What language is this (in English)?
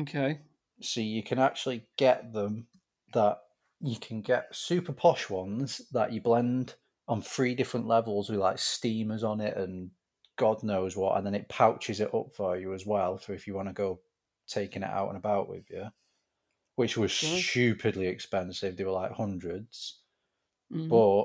English